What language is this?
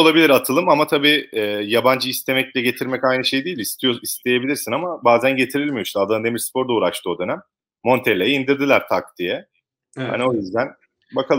Turkish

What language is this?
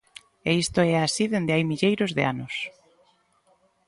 Galician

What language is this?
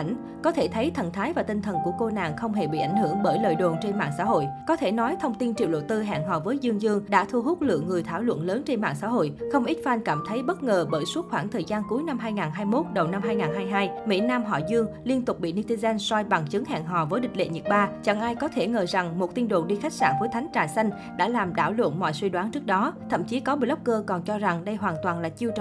Vietnamese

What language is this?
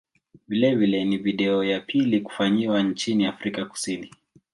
Swahili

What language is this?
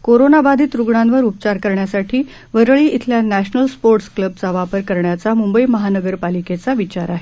Marathi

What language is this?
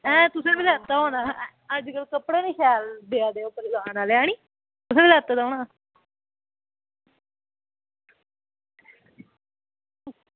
Dogri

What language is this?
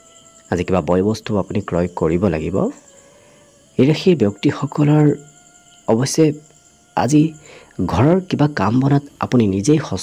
Bangla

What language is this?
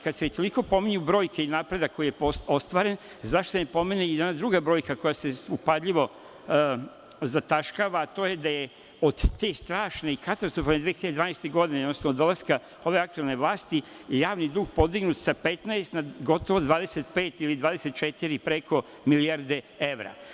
Serbian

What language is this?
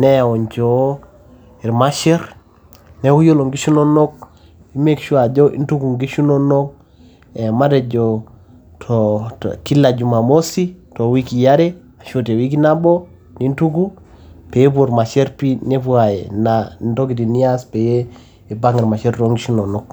Masai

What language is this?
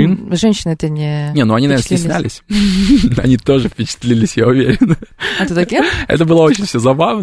Russian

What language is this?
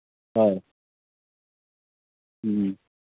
Manipuri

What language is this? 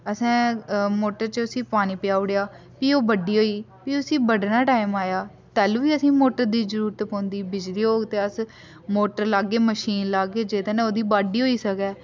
Dogri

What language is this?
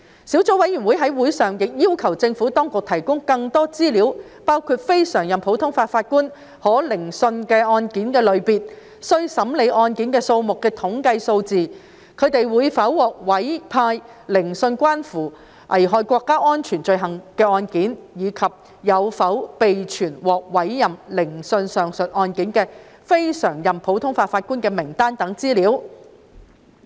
Cantonese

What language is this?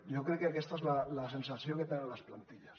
Catalan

